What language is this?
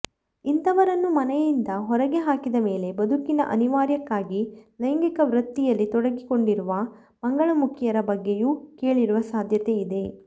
Kannada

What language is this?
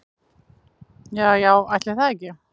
Icelandic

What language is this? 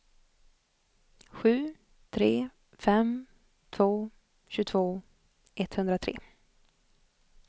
Swedish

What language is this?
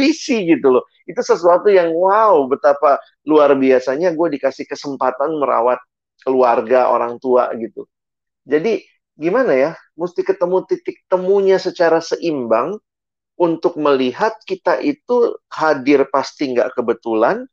Indonesian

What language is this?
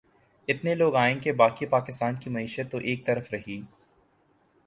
Urdu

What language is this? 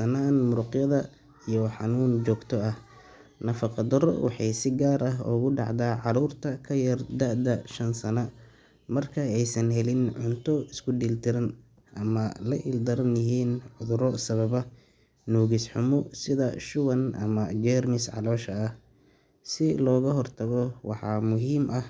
Somali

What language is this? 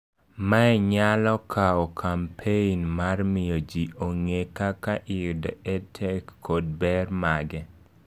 Luo (Kenya and Tanzania)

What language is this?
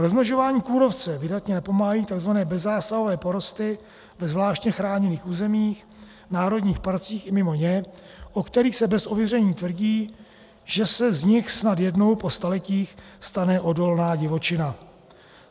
Czech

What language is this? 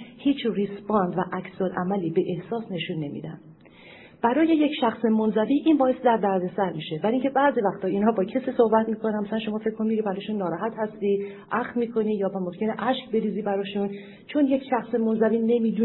Persian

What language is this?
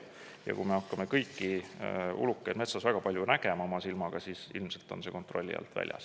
Estonian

